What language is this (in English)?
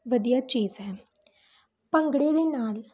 Punjabi